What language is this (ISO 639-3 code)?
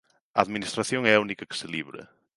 glg